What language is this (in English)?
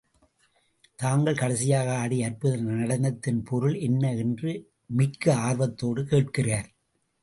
Tamil